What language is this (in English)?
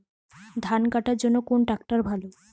Bangla